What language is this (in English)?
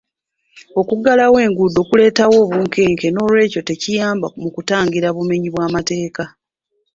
Ganda